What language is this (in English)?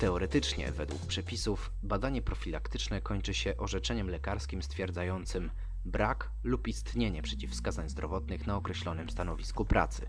Polish